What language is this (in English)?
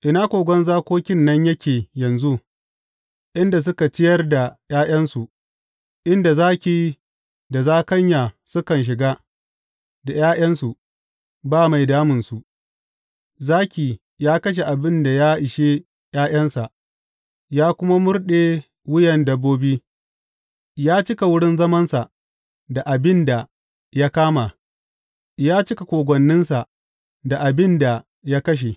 Hausa